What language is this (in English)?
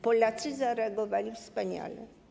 Polish